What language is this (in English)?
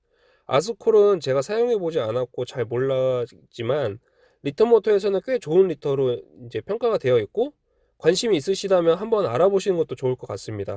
Korean